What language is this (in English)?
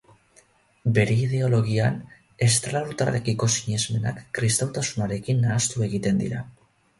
Basque